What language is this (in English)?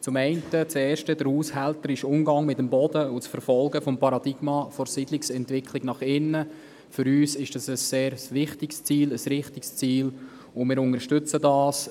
Swiss German